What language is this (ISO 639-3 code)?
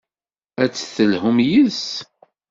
kab